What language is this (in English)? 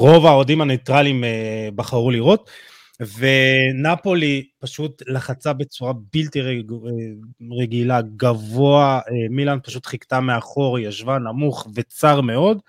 Hebrew